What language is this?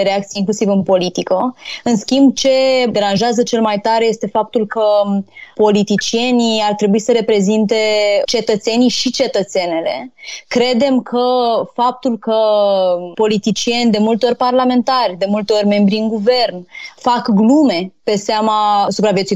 Romanian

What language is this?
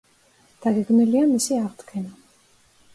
Georgian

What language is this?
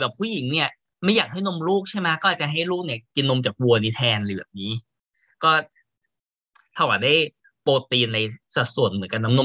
Thai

